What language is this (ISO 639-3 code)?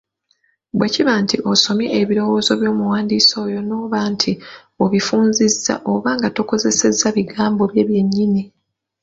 lug